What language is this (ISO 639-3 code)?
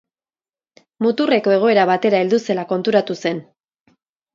eus